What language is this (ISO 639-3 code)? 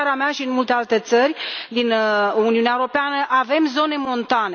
ron